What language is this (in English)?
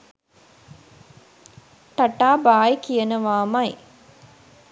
Sinhala